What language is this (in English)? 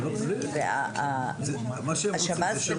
Hebrew